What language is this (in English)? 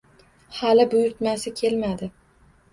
Uzbek